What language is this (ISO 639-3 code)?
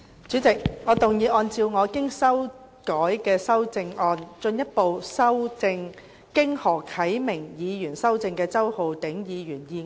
yue